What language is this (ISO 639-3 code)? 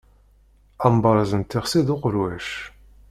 kab